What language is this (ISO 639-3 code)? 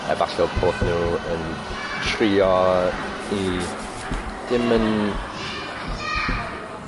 cym